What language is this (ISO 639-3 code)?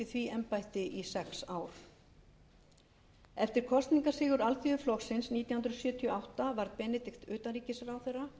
isl